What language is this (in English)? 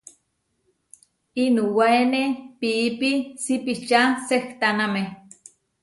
Huarijio